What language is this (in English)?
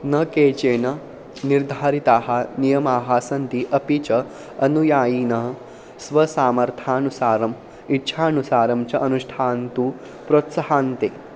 Sanskrit